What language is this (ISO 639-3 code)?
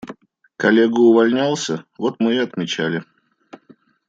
rus